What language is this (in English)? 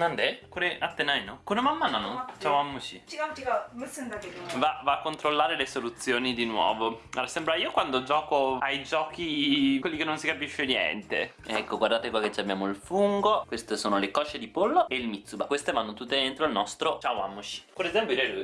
Italian